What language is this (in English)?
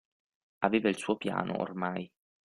Italian